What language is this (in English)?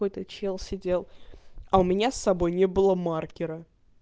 Russian